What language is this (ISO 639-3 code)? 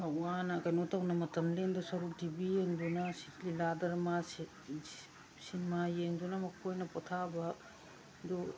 mni